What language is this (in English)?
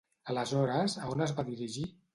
Catalan